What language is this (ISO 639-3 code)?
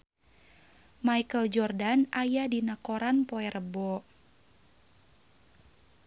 sun